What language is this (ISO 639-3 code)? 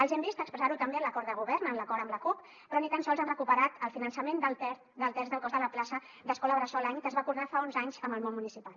cat